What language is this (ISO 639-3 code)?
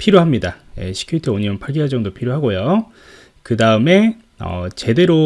kor